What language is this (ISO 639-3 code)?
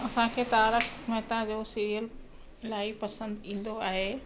snd